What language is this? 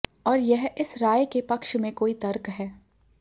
Hindi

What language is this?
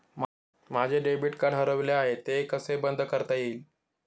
Marathi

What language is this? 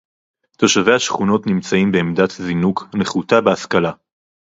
Hebrew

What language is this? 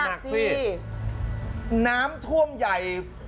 Thai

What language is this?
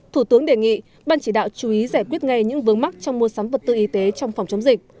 Vietnamese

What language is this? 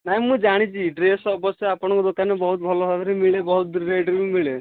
Odia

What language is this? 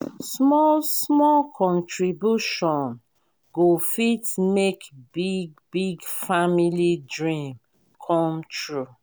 Nigerian Pidgin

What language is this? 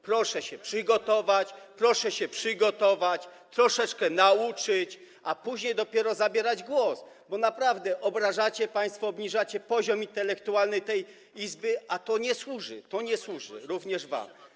Polish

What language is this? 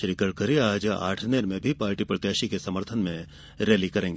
Hindi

